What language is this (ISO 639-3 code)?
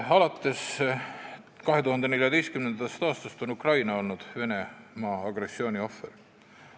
est